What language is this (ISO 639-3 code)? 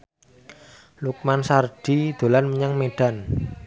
jav